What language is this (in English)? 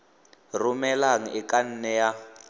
Tswana